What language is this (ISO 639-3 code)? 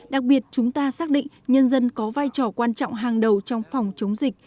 vie